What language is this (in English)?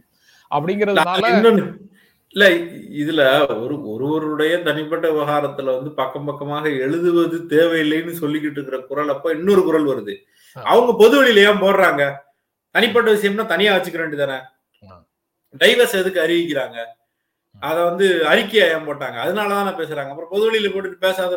Tamil